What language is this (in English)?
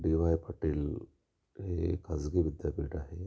Marathi